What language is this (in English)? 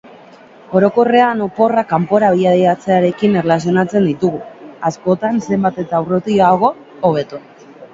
Basque